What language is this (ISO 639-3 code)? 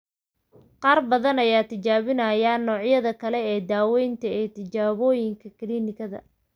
som